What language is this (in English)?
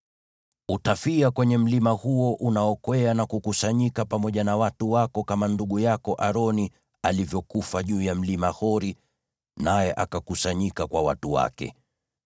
Swahili